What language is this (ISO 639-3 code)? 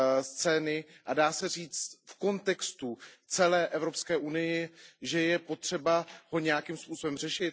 ces